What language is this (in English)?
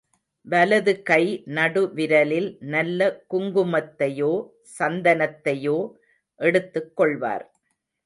Tamil